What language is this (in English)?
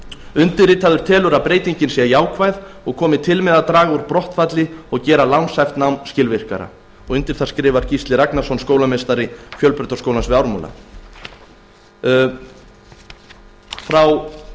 Icelandic